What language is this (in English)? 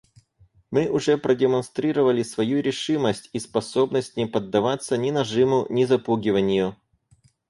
Russian